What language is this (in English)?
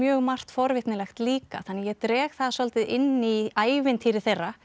Icelandic